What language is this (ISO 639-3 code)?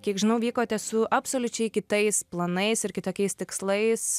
lit